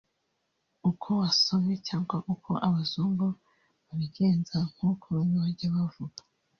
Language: Kinyarwanda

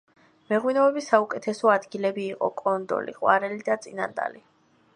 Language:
Georgian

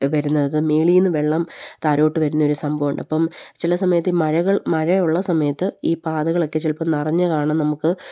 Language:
Malayalam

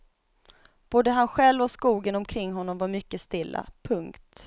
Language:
Swedish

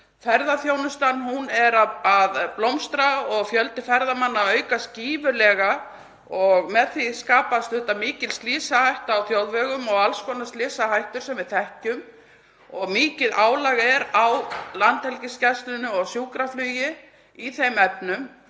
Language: Icelandic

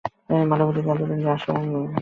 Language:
Bangla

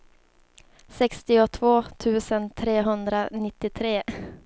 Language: Swedish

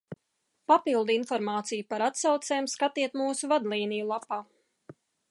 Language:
Latvian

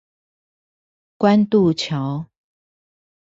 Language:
Chinese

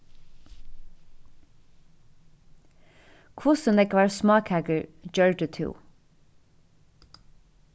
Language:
Faroese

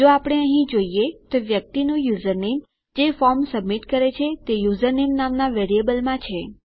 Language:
Gujarati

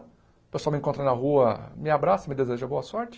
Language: Portuguese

